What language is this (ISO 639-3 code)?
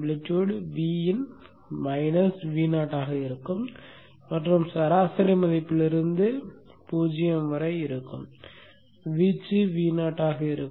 tam